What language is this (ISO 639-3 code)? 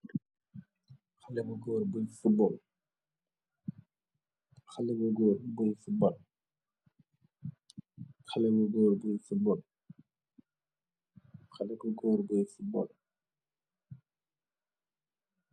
wol